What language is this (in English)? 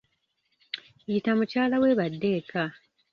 Ganda